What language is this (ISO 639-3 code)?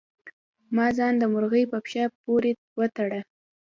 pus